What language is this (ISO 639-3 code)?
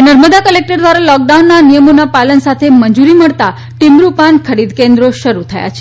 guj